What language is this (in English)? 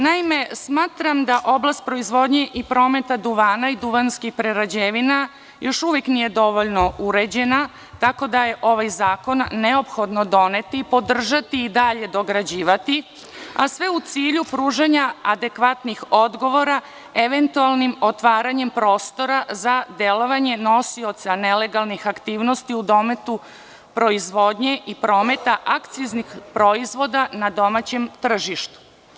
Serbian